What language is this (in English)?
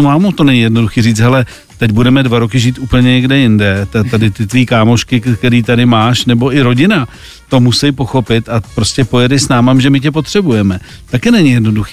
Czech